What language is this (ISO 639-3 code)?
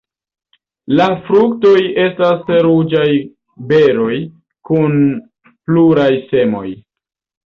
epo